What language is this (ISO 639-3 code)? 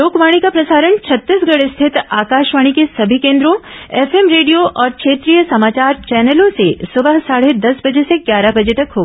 hin